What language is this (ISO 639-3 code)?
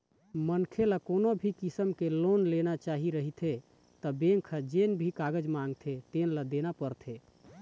hne